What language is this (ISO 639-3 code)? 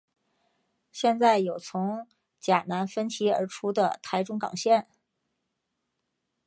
zho